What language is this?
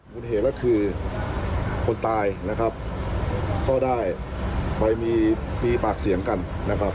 Thai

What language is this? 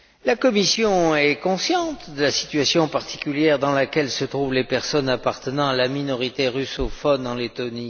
French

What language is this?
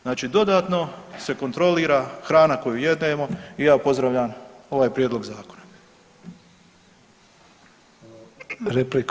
Croatian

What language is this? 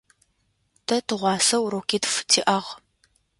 Adyghe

